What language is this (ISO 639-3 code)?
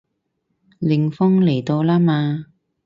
yue